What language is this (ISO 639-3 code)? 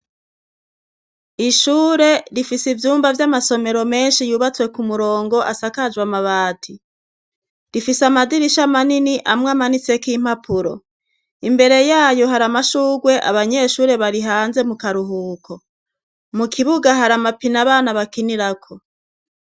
run